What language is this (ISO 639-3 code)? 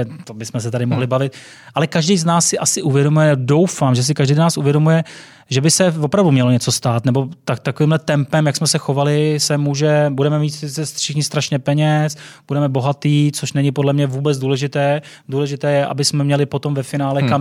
ces